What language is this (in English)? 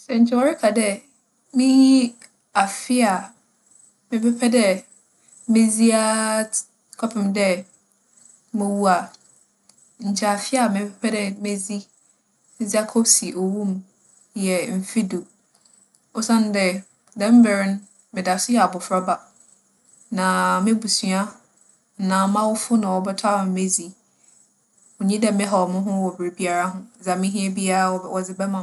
Akan